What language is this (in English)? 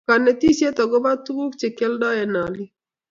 Kalenjin